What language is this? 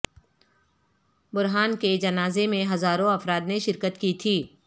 Urdu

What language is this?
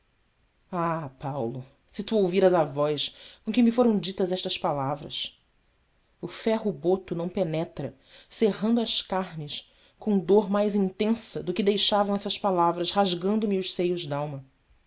Portuguese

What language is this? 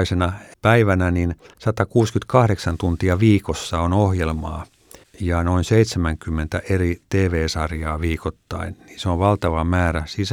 Finnish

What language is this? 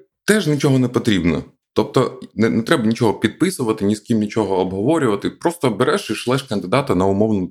Ukrainian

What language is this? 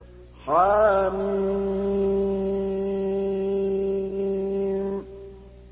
Arabic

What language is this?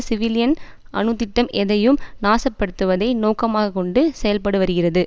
Tamil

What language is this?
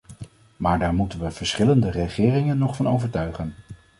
Dutch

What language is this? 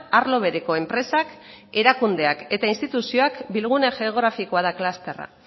Basque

